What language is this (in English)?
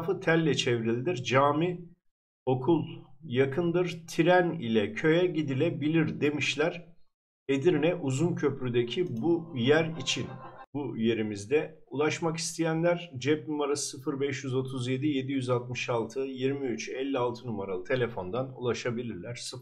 Turkish